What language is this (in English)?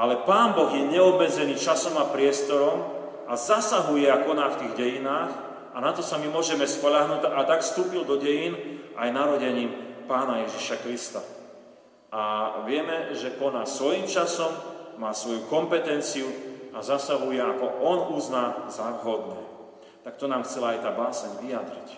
Slovak